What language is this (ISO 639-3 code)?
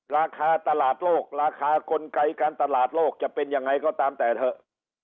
tha